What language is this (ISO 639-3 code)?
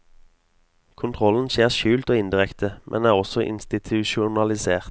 nor